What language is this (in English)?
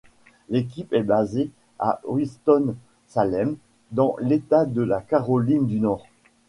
French